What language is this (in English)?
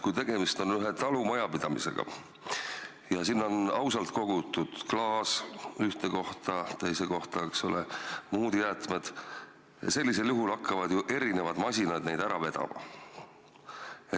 Estonian